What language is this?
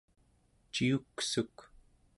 Central Yupik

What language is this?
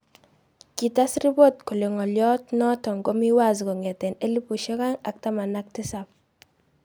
Kalenjin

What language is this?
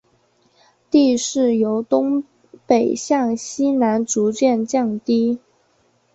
Chinese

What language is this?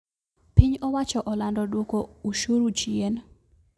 Luo (Kenya and Tanzania)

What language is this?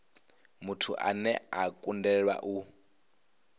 Venda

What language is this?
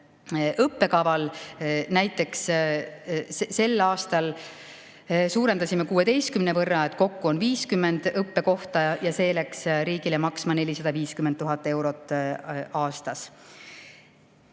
Estonian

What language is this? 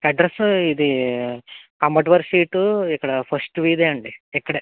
Telugu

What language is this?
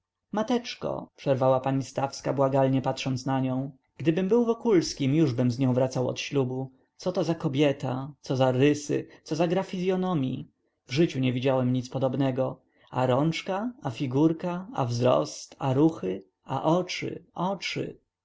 Polish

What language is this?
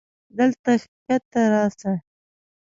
Pashto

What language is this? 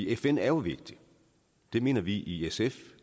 Danish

